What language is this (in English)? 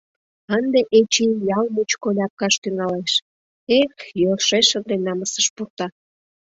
Mari